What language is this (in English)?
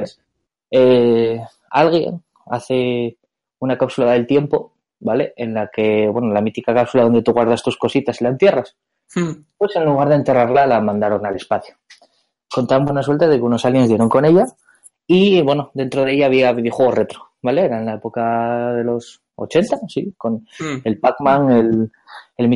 Spanish